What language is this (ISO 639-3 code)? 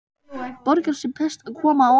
isl